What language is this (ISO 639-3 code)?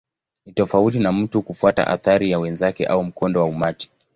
swa